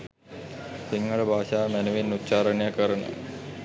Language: Sinhala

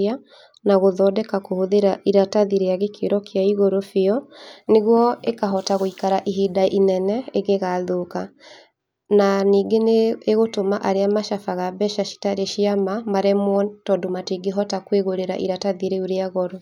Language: Kikuyu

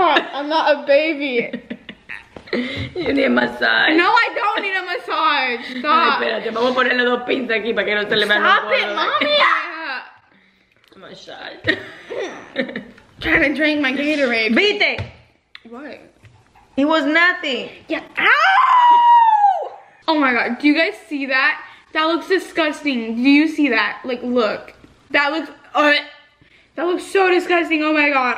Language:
English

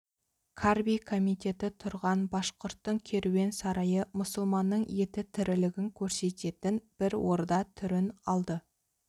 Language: Kazakh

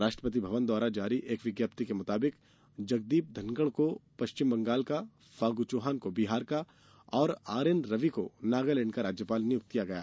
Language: Hindi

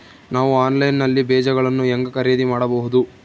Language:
Kannada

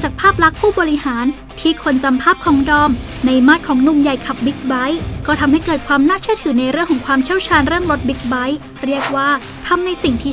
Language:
Thai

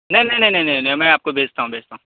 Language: Urdu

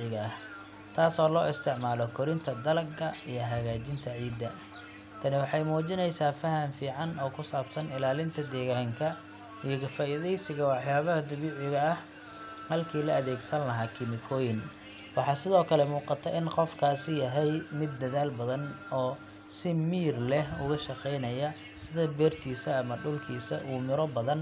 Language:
Somali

